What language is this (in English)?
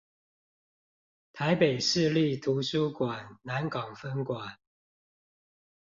Chinese